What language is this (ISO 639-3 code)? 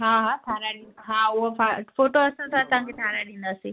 snd